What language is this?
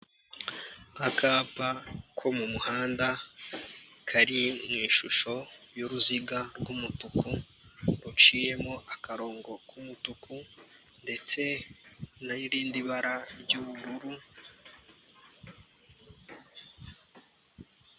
Kinyarwanda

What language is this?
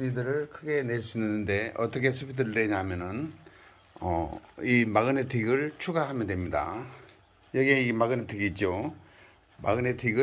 Korean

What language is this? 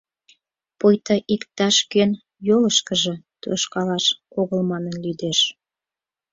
Mari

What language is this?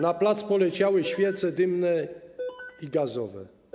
Polish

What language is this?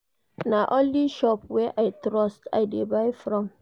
Nigerian Pidgin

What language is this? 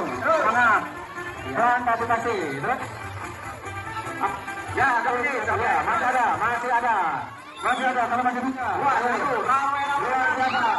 Indonesian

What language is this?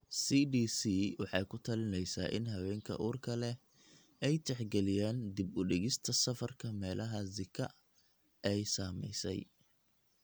Somali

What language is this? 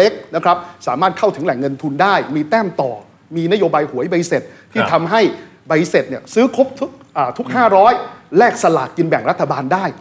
Thai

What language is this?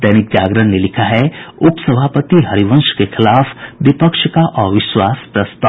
Hindi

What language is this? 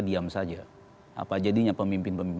Indonesian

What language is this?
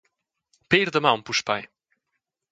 Romansh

